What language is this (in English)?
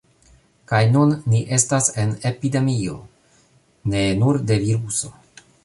Esperanto